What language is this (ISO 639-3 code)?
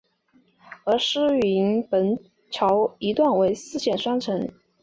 zho